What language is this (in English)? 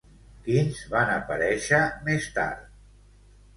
Catalan